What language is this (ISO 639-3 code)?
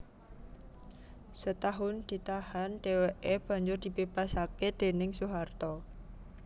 jav